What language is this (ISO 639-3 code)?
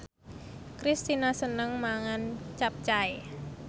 jav